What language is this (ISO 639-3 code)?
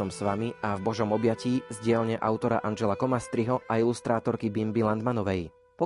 slk